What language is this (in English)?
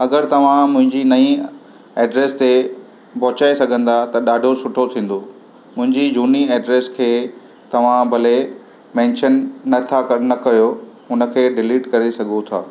Sindhi